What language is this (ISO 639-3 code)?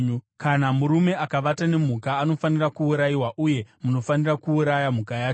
sna